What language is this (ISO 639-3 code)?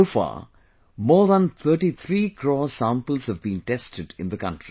eng